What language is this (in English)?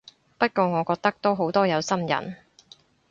Cantonese